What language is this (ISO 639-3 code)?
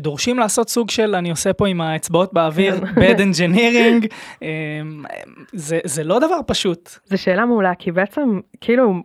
heb